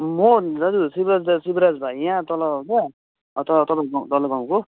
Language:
Nepali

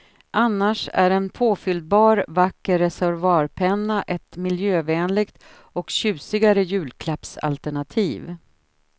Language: Swedish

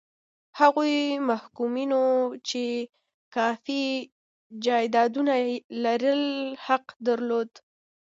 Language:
Pashto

